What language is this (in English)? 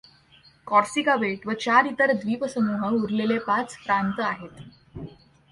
Marathi